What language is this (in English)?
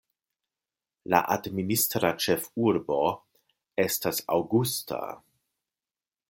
Esperanto